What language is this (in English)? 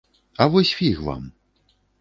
Belarusian